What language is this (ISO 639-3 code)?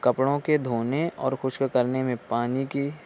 urd